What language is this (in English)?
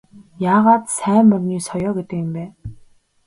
Mongolian